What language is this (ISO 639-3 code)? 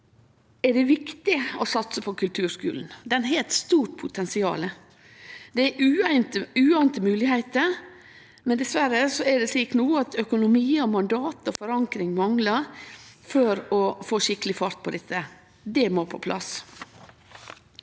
nor